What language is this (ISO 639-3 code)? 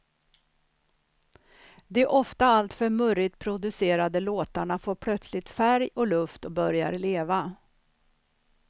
swe